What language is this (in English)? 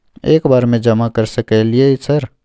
Maithili